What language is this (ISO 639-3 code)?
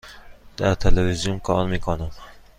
fas